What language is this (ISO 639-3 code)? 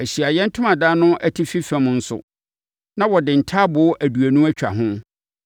aka